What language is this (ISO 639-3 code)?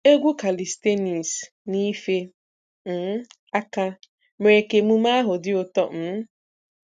ibo